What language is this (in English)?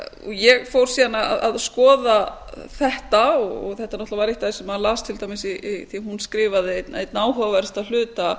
Icelandic